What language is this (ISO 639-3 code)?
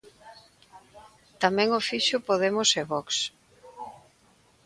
glg